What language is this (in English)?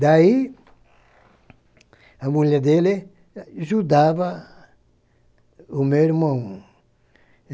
Portuguese